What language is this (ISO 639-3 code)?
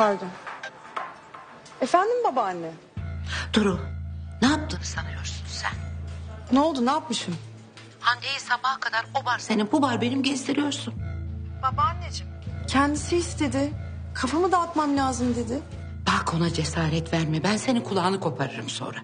tur